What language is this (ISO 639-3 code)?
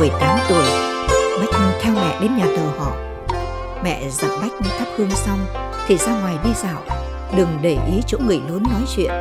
vie